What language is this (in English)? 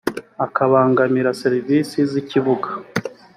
Kinyarwanda